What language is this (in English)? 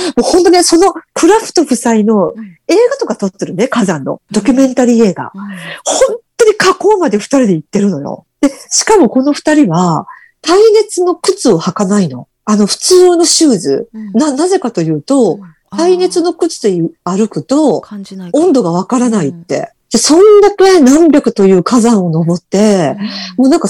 Japanese